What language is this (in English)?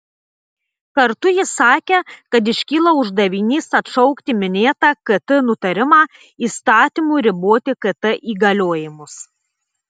Lithuanian